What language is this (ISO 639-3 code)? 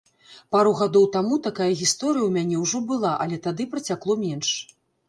bel